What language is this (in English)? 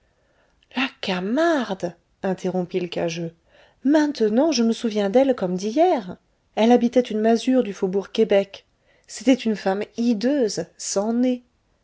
French